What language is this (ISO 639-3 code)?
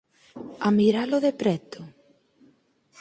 glg